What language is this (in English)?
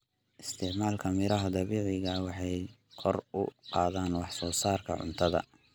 Somali